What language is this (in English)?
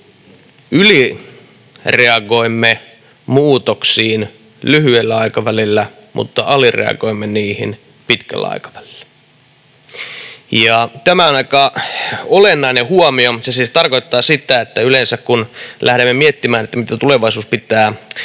Finnish